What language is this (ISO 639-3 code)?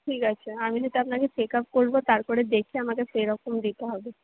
ben